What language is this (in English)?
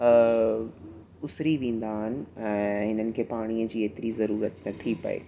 Sindhi